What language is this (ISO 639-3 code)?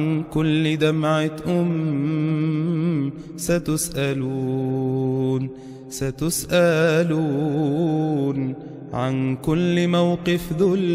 ara